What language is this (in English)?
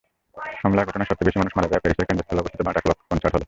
Bangla